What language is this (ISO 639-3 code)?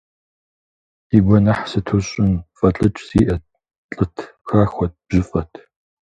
kbd